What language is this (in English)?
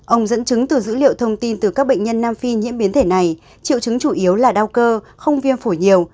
Vietnamese